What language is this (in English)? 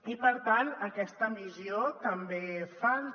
Catalan